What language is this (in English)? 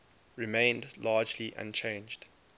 English